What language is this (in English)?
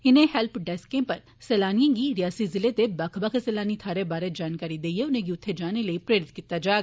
Dogri